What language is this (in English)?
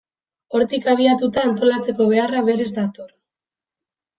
Basque